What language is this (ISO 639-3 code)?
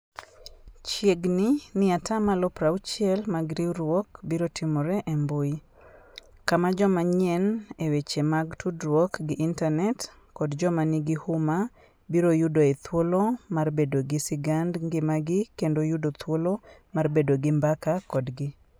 luo